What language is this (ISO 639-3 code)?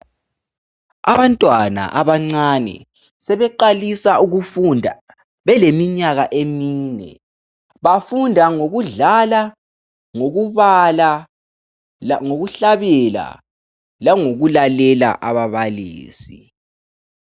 nde